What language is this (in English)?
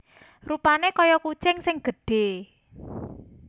Javanese